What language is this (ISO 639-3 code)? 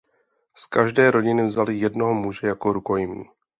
ces